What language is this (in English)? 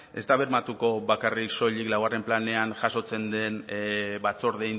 Basque